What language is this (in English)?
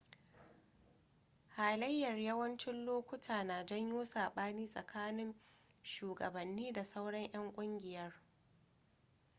Hausa